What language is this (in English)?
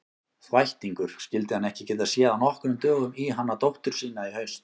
Icelandic